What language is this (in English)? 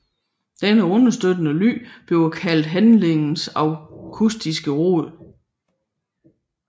Danish